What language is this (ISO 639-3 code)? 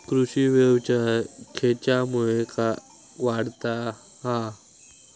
mar